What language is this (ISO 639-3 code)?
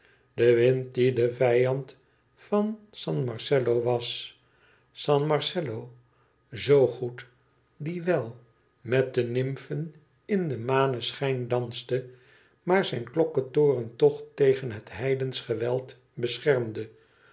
nld